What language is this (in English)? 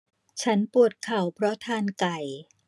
Thai